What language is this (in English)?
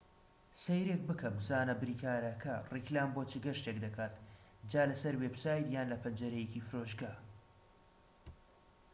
Central Kurdish